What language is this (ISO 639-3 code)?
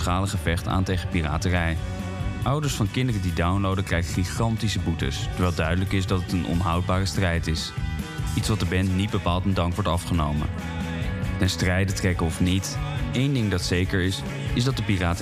nld